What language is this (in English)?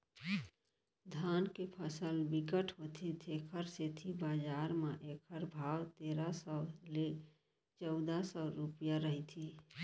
Chhattisgarhi